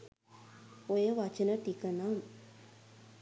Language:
Sinhala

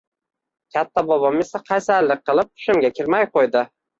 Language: Uzbek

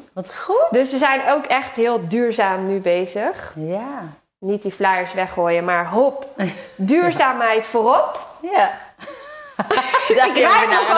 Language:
Dutch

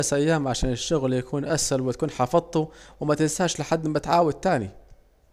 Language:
Saidi Arabic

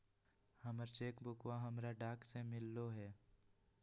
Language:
Magahi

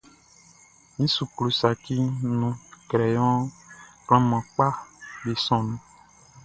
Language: Baoulé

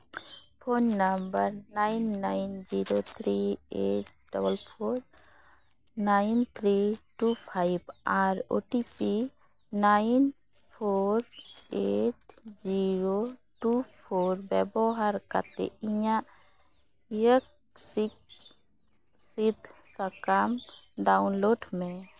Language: Santali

